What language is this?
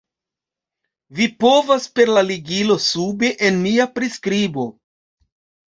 Esperanto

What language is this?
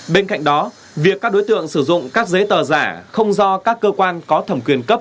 Vietnamese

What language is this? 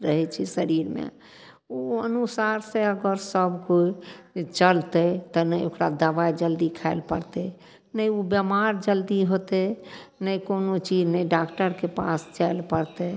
Maithili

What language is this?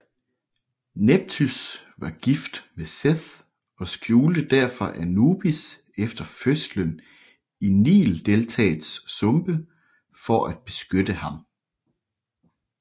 Danish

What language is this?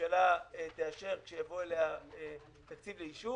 Hebrew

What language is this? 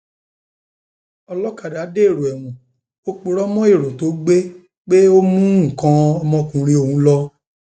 Yoruba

